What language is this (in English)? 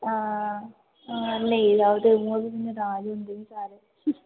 Dogri